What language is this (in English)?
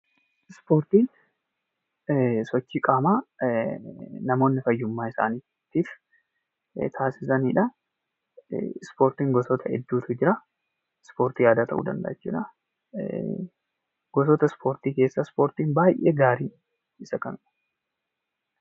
Oromo